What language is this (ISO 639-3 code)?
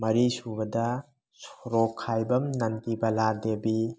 mni